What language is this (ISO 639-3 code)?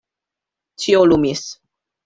epo